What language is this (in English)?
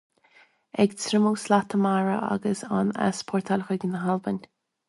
Irish